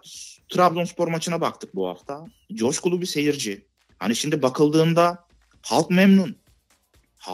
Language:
Turkish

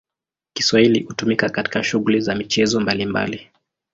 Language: Swahili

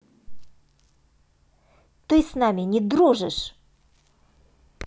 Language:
Russian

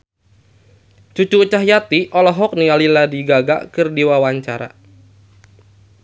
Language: Sundanese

